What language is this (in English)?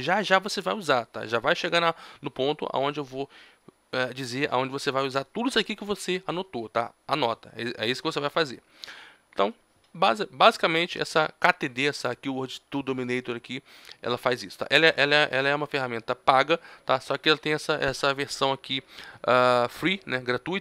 Portuguese